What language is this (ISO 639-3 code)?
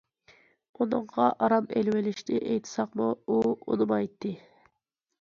uig